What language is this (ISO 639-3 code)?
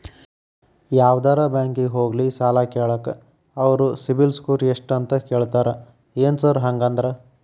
kan